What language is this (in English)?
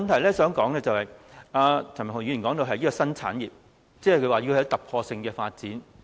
Cantonese